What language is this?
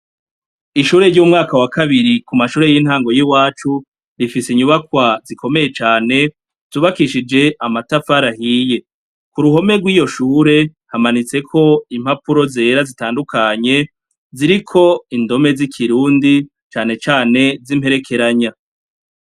Rundi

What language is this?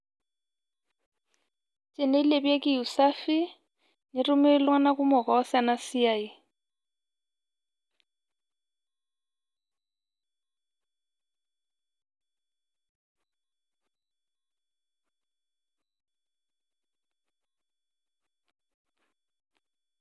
Masai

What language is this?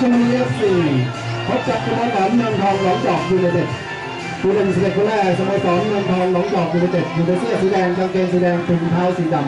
Thai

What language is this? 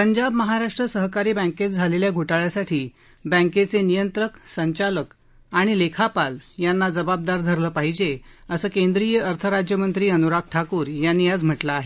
Marathi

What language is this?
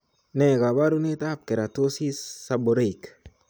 Kalenjin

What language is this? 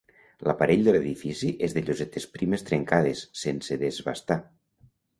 Catalan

